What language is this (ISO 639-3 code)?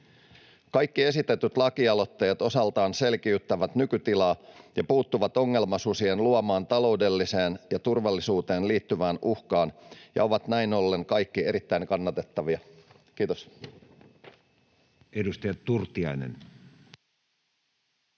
fin